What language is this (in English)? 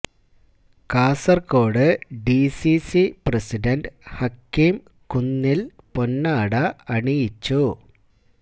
Malayalam